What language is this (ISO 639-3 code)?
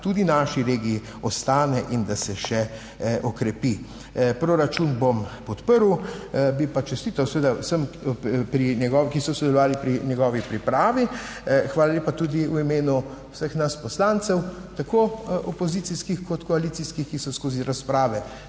slv